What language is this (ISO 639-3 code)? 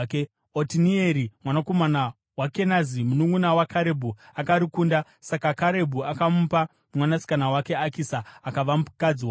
sna